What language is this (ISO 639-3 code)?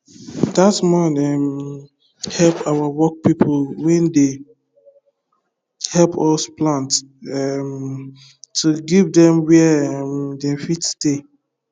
pcm